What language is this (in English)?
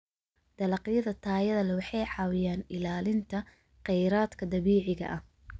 Somali